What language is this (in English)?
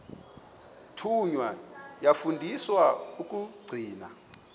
Xhosa